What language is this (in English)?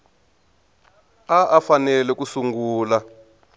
Tsonga